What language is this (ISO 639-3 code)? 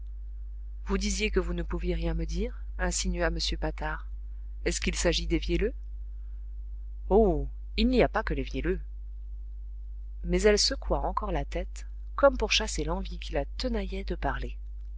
fra